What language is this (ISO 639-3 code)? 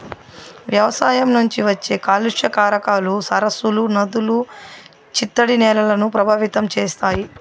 tel